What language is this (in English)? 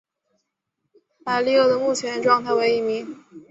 Chinese